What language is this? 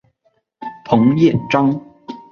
Chinese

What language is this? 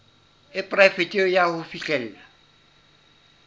Southern Sotho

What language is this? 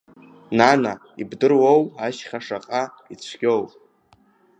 Abkhazian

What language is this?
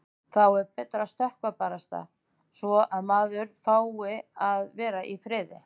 Icelandic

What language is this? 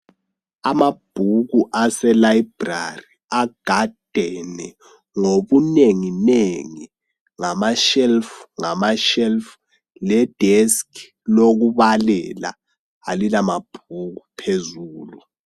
North Ndebele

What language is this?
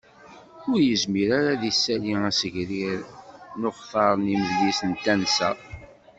Kabyle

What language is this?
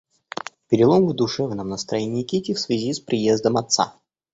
Russian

